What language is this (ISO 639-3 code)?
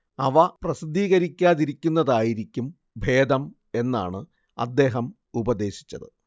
mal